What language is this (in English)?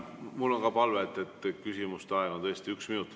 Estonian